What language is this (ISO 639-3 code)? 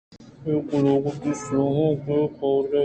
bgp